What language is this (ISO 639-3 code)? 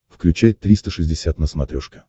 rus